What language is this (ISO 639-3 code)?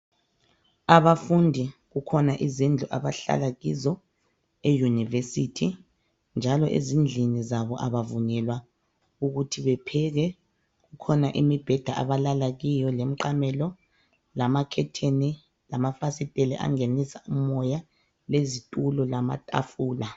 nde